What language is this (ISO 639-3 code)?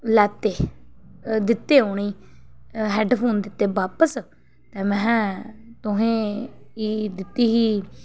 doi